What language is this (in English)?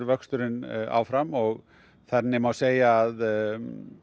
Icelandic